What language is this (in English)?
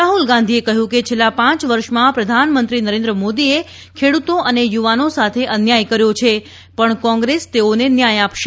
Gujarati